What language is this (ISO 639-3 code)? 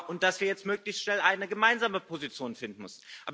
deu